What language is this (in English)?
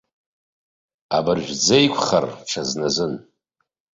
Abkhazian